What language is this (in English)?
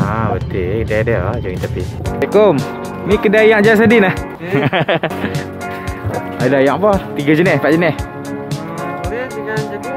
Malay